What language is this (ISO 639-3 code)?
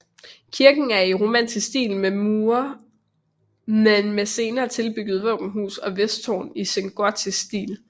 dan